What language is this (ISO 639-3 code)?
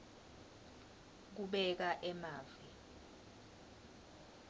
ssw